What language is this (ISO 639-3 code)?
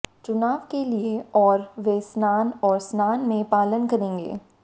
hin